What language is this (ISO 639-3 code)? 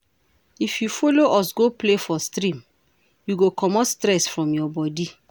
pcm